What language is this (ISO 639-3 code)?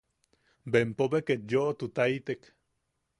yaq